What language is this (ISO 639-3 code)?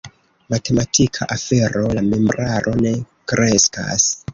epo